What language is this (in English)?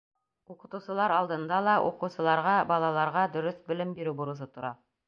Bashkir